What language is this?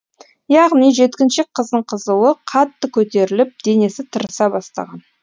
Kazakh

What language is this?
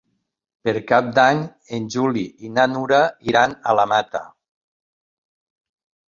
Catalan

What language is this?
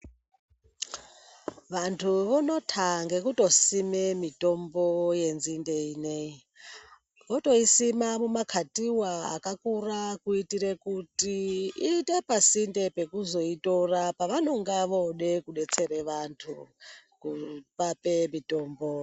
Ndau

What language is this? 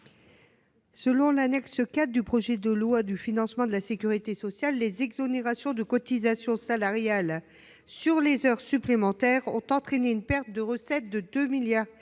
French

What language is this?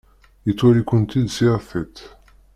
Kabyle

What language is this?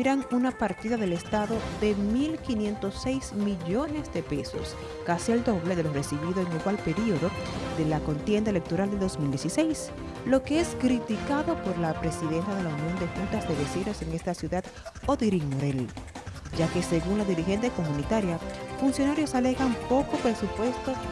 Spanish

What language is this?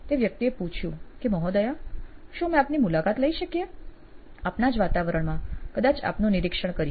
Gujarati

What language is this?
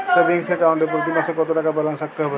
Bangla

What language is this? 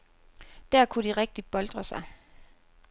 Danish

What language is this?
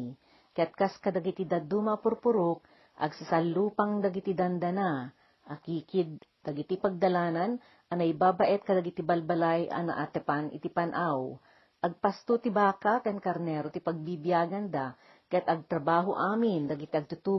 Filipino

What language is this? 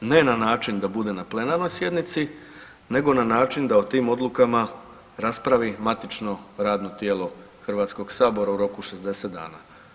Croatian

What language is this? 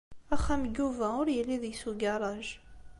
Kabyle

